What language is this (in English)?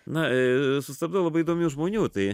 Lithuanian